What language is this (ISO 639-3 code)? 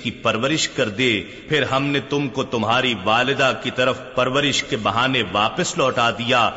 urd